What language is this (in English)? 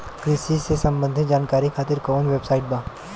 Bhojpuri